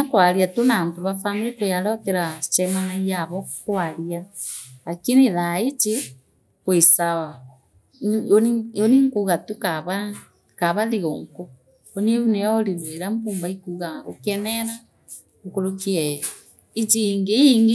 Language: Meru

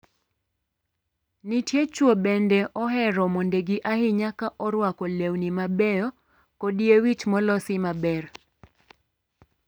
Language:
Luo (Kenya and Tanzania)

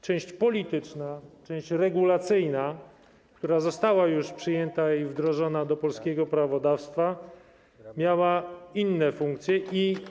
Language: Polish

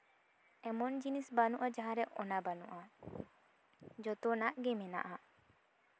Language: Santali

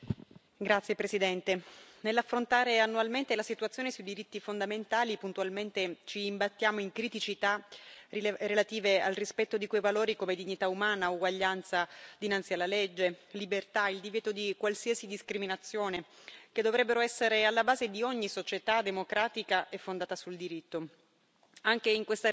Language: Italian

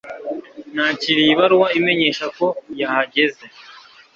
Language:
Kinyarwanda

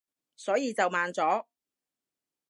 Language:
Cantonese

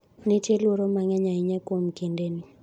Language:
Luo (Kenya and Tanzania)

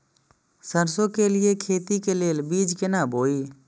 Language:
Maithili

